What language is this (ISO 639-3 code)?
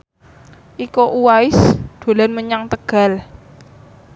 jav